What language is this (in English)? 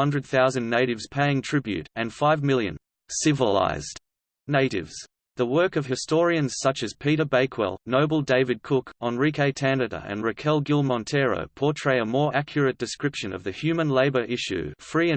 English